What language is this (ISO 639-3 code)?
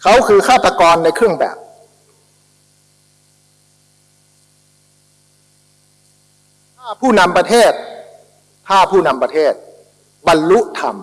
tha